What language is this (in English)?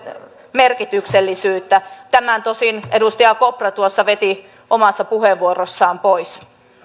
Finnish